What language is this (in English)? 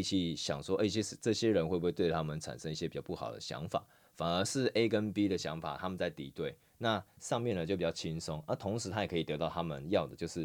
Chinese